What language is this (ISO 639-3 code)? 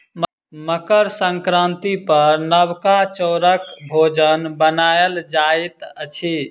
mai